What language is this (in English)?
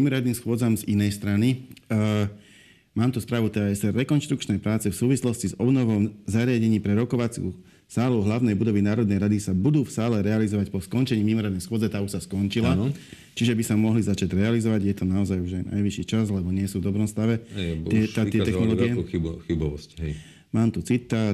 Slovak